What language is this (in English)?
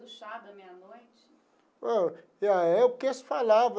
Portuguese